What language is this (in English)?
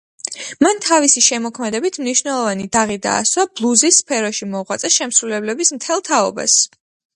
Georgian